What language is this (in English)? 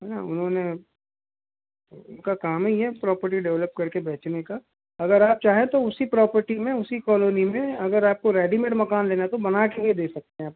Hindi